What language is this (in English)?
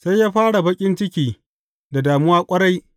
Hausa